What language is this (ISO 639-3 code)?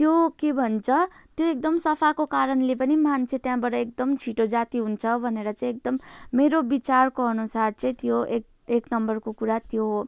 nep